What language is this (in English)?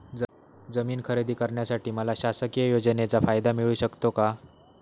Marathi